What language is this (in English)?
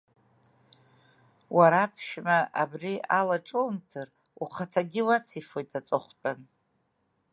Abkhazian